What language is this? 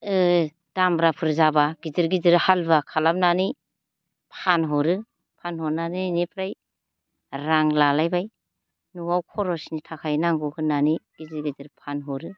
Bodo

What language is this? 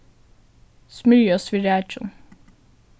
Faroese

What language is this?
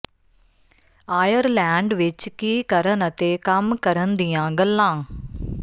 Punjabi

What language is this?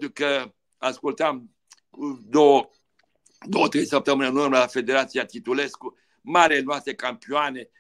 Romanian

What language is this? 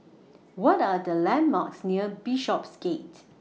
English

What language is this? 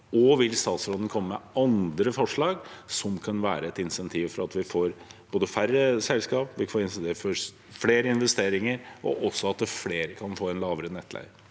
Norwegian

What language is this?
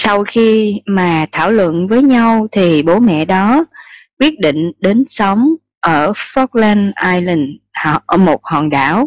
Vietnamese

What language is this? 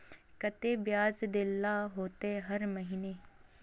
Magahi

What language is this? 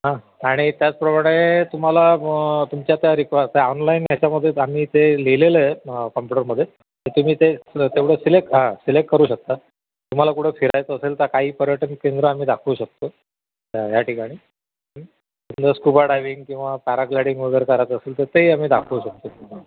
Marathi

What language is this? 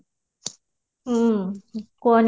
Odia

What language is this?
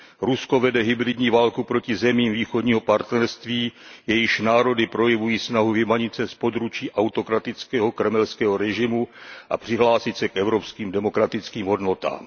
Czech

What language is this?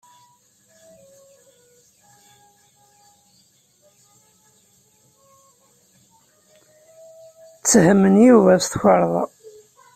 Kabyle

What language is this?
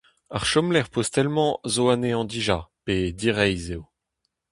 Breton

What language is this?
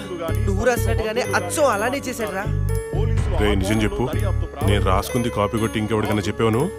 Telugu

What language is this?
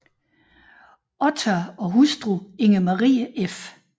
Danish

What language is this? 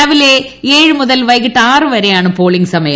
Malayalam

